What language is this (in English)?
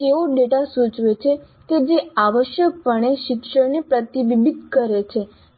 Gujarati